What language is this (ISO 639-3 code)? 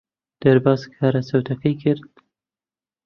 ckb